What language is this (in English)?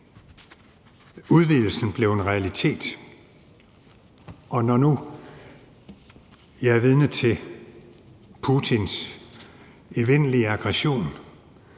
Danish